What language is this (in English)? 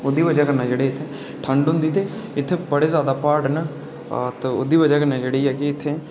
Dogri